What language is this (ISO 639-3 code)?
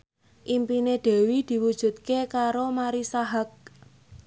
jav